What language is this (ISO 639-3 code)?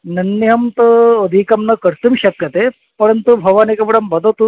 san